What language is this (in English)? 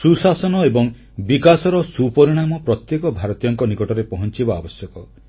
Odia